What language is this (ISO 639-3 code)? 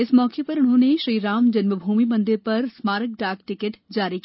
hin